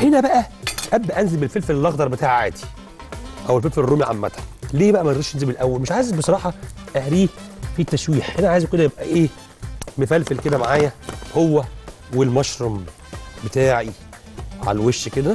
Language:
Arabic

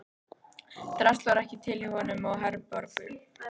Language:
Icelandic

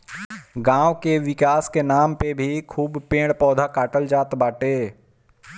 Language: Bhojpuri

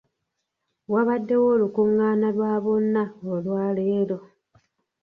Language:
Ganda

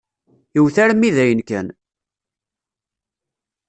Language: Kabyle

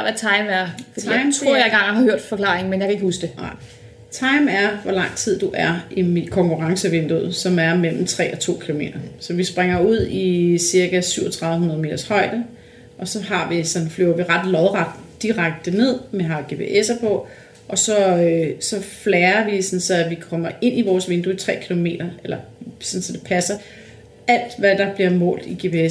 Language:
Danish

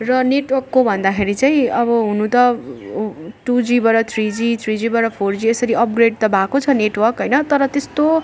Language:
Nepali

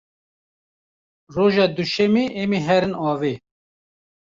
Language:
Kurdish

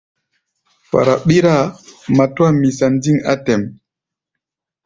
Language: Gbaya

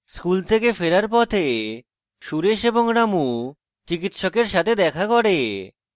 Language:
Bangla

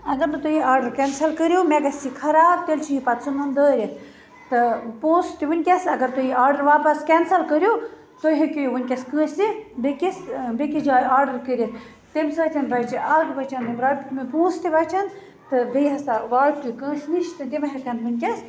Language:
Kashmiri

